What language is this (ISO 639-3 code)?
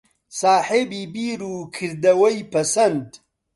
ckb